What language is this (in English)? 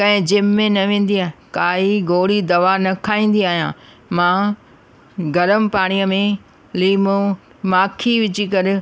Sindhi